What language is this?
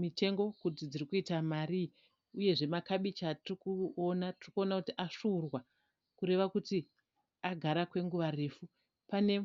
Shona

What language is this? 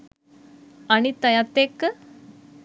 Sinhala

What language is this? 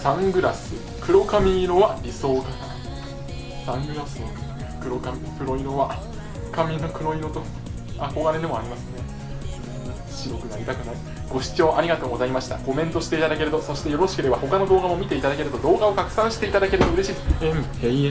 Japanese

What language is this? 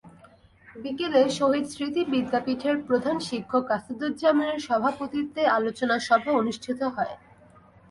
Bangla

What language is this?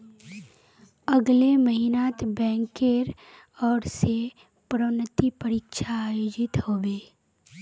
Magahi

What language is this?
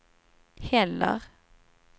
Swedish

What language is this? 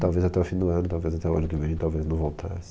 Portuguese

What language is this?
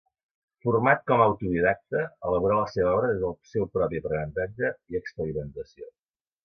Catalan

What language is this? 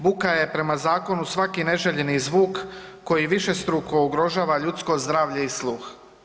Croatian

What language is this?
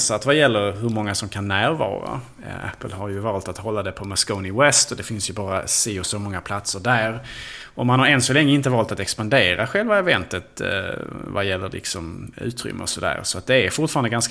Swedish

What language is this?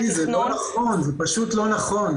Hebrew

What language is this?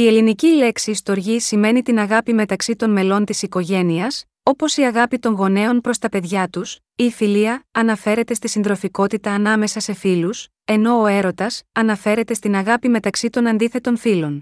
Greek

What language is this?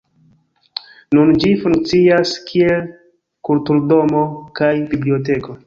Esperanto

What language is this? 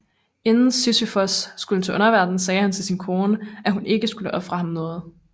Danish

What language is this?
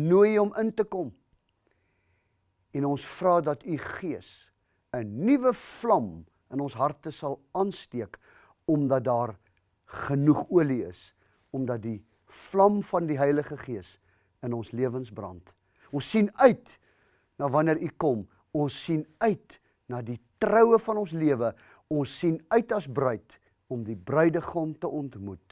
Dutch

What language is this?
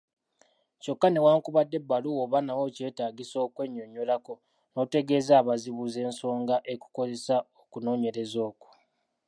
Ganda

